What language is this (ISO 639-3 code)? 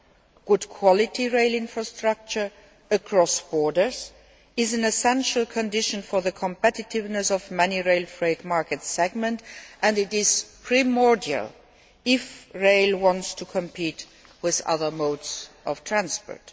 eng